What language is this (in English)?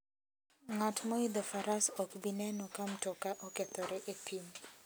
Luo (Kenya and Tanzania)